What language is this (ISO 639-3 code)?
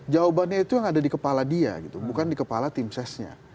ind